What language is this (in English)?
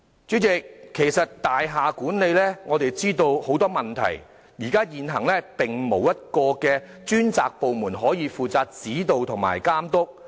Cantonese